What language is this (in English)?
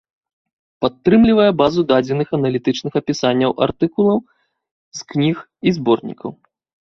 Belarusian